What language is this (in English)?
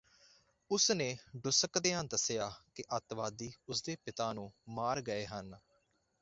Punjabi